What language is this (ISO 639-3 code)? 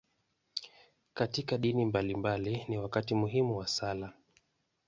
swa